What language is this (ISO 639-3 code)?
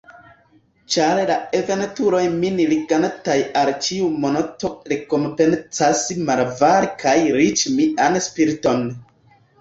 epo